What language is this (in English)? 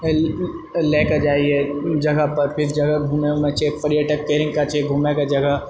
Maithili